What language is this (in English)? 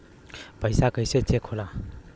Bhojpuri